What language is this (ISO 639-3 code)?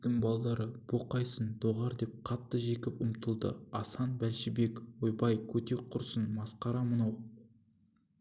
kaz